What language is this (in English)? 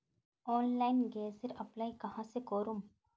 Magahi